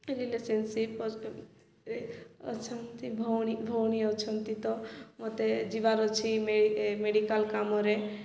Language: Odia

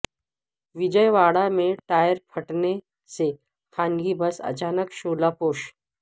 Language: Urdu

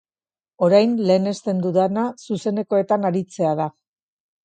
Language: Basque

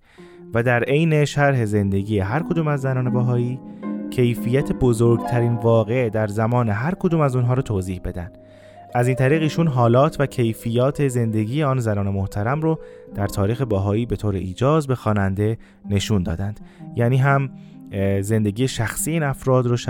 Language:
Persian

